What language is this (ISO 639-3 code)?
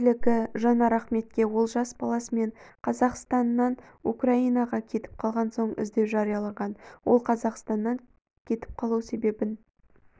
kaz